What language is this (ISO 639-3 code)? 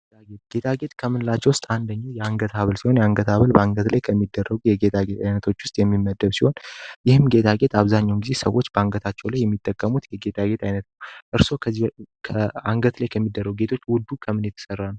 amh